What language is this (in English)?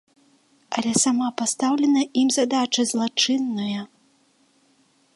Belarusian